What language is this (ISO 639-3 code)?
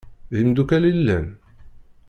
kab